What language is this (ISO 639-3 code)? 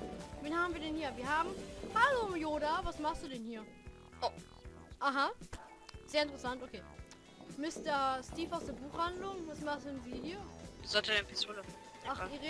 deu